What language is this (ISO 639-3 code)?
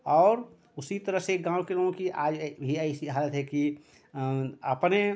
hin